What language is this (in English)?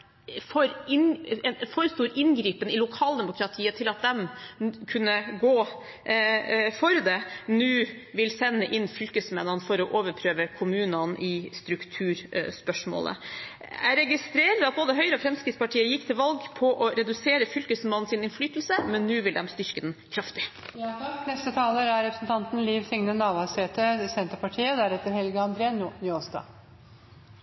Norwegian